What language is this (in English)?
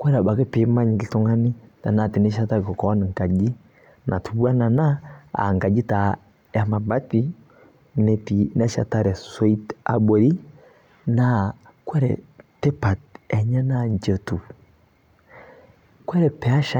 Masai